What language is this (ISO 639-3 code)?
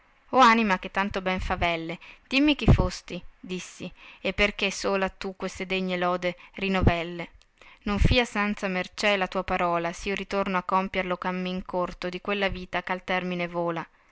ita